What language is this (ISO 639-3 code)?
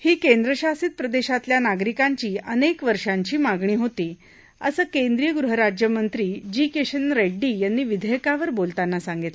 mar